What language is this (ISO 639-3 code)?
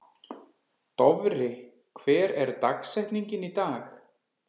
isl